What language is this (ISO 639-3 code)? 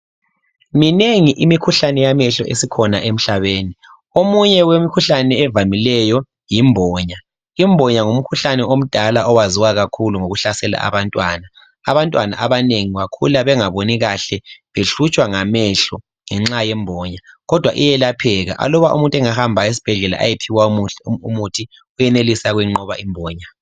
nde